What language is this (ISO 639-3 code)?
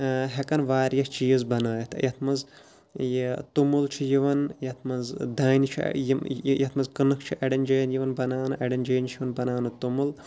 kas